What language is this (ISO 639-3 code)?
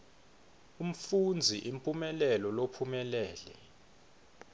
ssw